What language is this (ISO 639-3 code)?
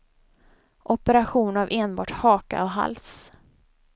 swe